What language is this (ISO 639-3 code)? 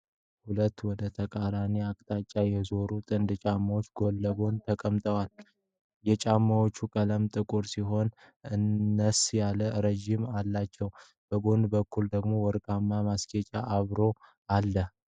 amh